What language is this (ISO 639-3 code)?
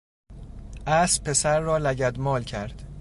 fas